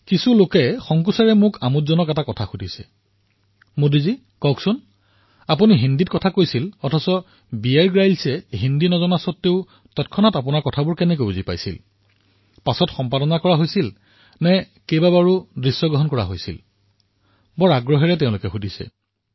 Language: Assamese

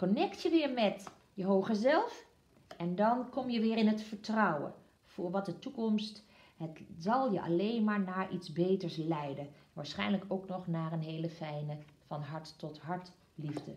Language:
Dutch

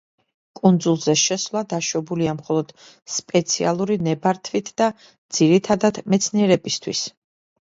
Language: Georgian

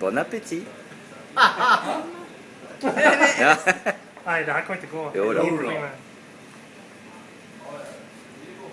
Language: Swedish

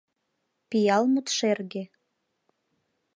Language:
Mari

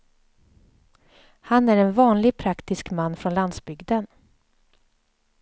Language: Swedish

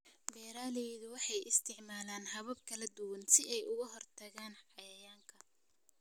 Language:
Somali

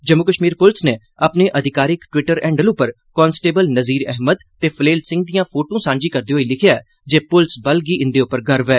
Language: Dogri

